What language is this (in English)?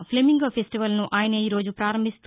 Telugu